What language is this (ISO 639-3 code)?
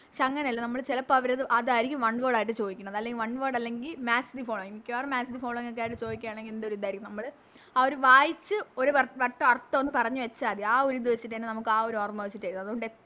mal